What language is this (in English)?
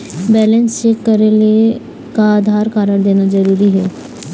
Chhattisgarhi